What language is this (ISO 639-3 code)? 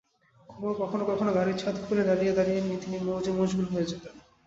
ben